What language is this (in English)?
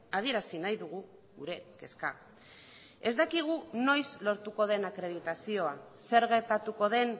Basque